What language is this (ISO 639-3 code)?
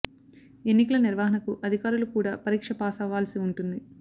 tel